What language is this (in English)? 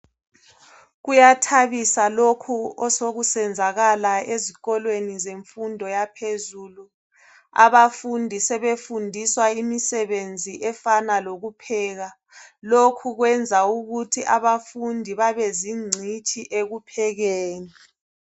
North Ndebele